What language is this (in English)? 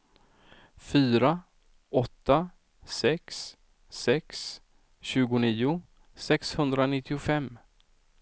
Swedish